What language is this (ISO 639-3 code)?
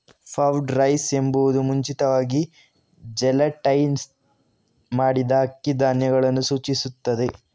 kan